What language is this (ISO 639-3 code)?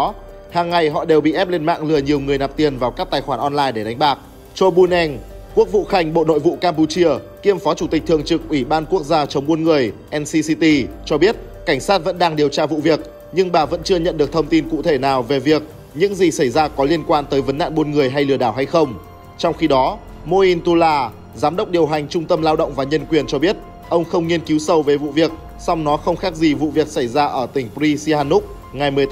vie